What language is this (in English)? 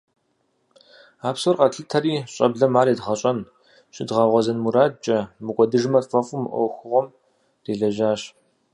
Kabardian